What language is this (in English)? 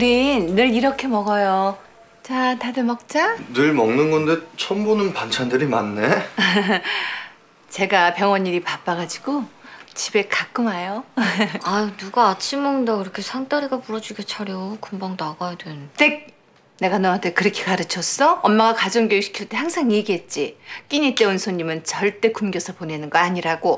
Korean